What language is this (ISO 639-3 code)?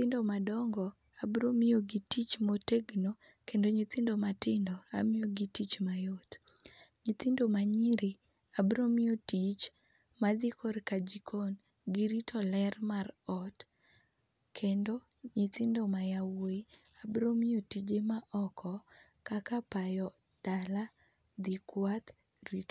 luo